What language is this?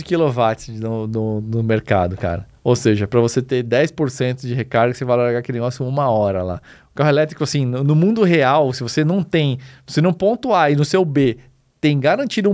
Portuguese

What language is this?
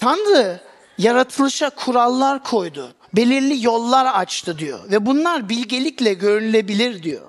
Turkish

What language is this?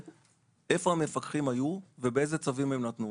Hebrew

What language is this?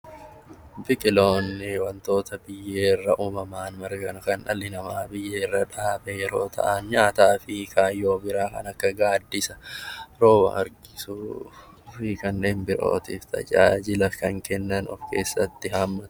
Oromo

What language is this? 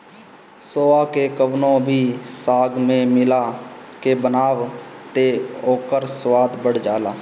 Bhojpuri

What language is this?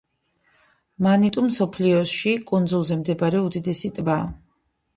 Georgian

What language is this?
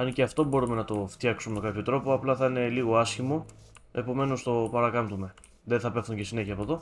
Greek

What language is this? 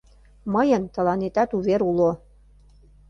Mari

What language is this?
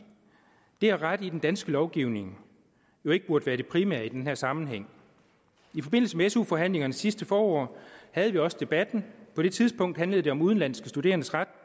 Danish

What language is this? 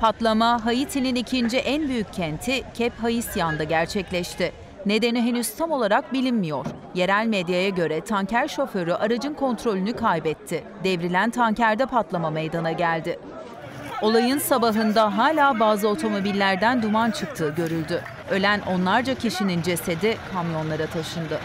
Turkish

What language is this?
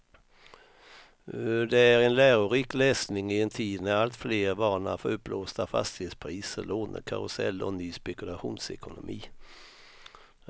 Swedish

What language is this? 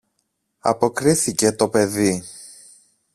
Greek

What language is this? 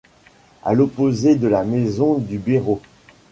French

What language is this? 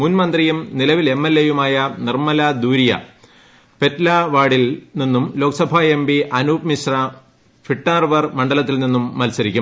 Malayalam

